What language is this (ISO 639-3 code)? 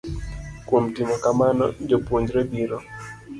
luo